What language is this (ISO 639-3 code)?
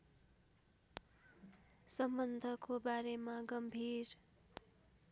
nep